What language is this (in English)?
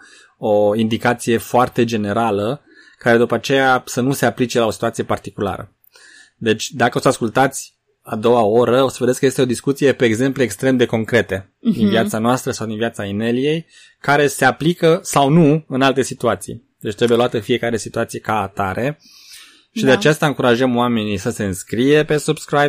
Romanian